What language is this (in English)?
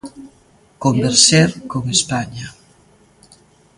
Galician